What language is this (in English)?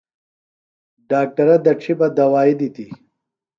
Phalura